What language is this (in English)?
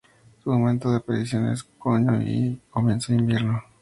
Spanish